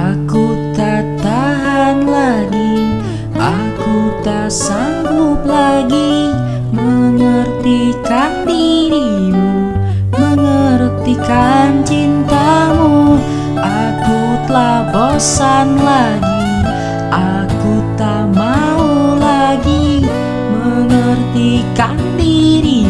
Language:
Indonesian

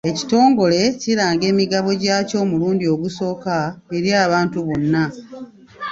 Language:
Ganda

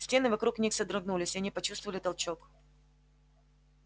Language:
Russian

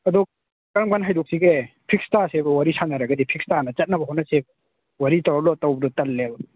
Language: Manipuri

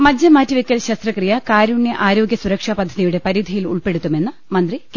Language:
Malayalam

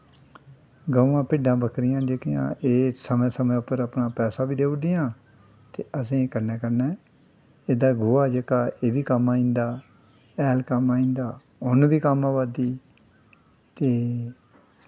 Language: Dogri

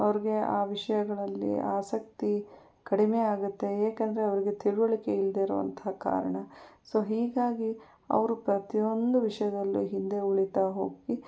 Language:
Kannada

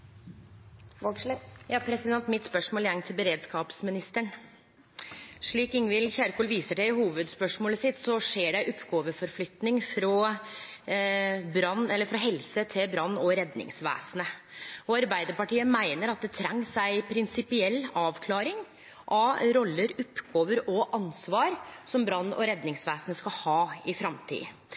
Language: Norwegian Nynorsk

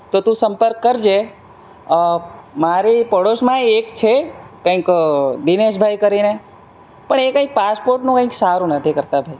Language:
Gujarati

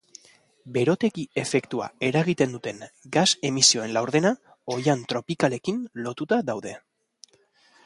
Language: Basque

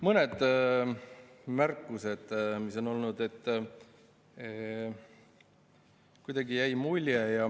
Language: Estonian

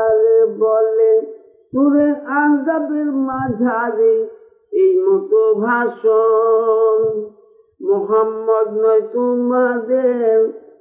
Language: Bangla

